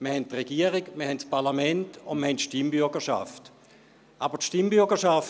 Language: Swiss German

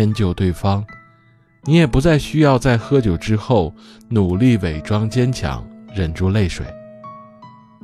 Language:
Chinese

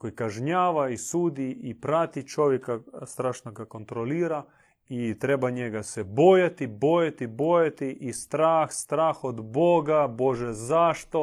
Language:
Croatian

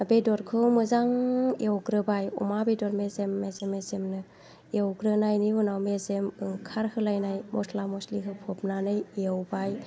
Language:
Bodo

